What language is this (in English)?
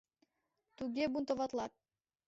Mari